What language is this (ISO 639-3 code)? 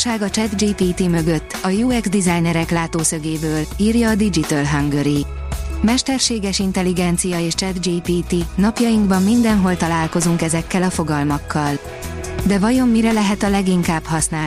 hun